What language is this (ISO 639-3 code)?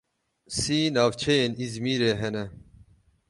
kur